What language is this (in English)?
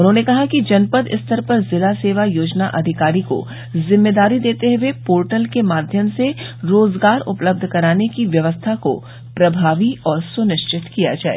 Hindi